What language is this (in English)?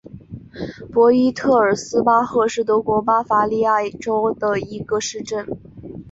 Chinese